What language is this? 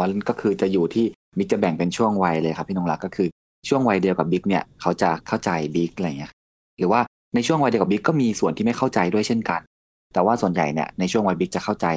Thai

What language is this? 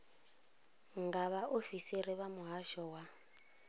Venda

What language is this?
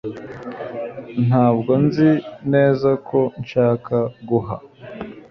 Kinyarwanda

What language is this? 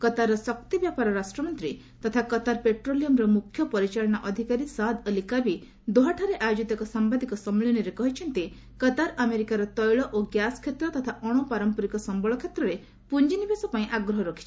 Odia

